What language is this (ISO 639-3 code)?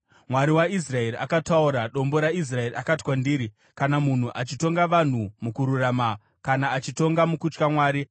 sna